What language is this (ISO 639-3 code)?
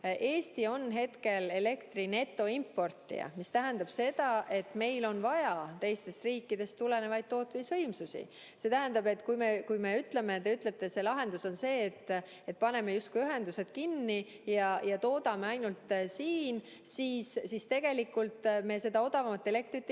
est